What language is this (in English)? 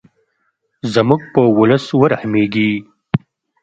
Pashto